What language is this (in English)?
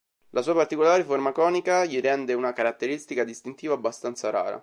Italian